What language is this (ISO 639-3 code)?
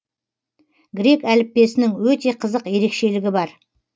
kaz